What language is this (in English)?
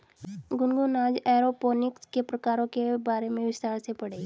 Hindi